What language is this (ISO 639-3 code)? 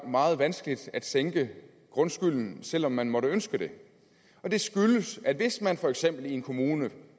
dan